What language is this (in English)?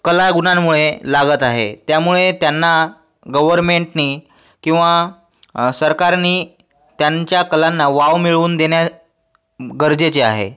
Marathi